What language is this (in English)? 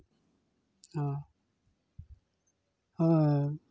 Santali